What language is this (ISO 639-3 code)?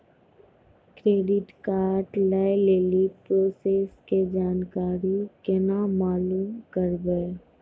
mai